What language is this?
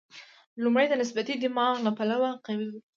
Pashto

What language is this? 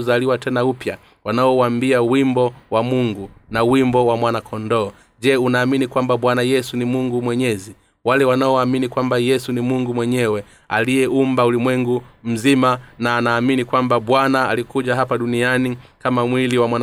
Swahili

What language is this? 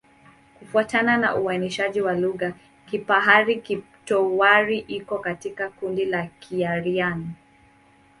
Swahili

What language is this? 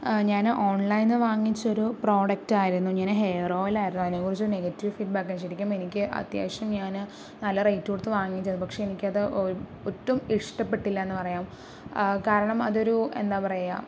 Malayalam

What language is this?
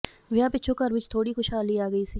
Punjabi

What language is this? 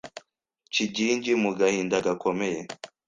Kinyarwanda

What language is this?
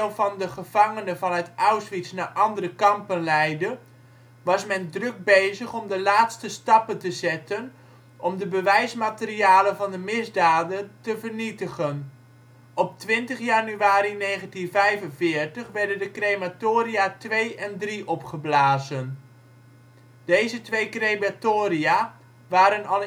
Dutch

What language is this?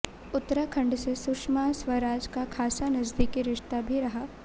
Hindi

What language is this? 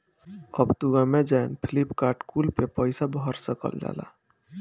Bhojpuri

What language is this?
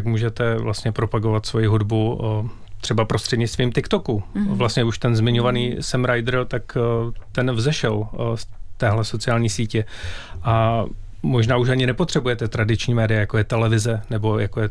Czech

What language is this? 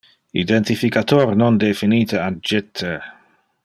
Interlingua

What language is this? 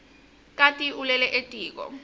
Swati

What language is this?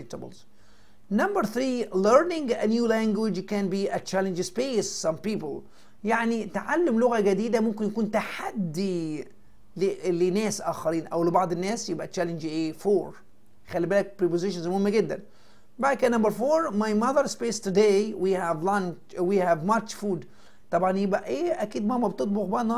Arabic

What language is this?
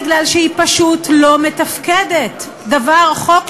Hebrew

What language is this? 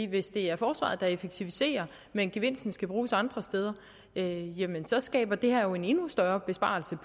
Danish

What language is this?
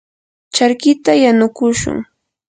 Yanahuanca Pasco Quechua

